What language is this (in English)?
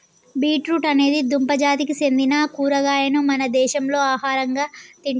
Telugu